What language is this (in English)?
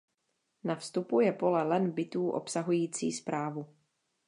Czech